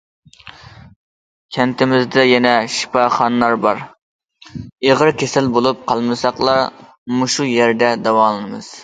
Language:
Uyghur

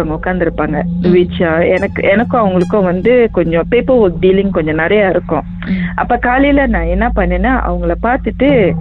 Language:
Tamil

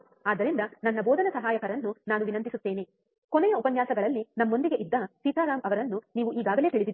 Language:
Kannada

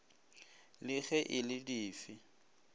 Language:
Northern Sotho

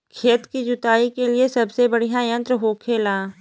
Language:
Bhojpuri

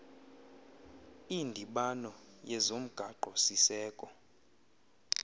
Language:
Xhosa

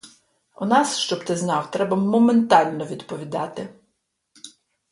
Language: Ukrainian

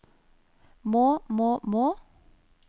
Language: Norwegian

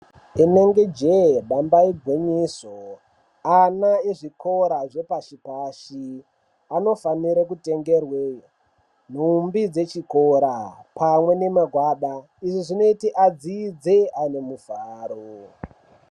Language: Ndau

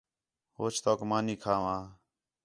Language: Khetrani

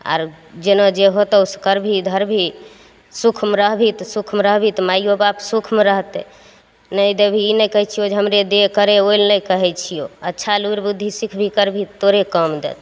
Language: Maithili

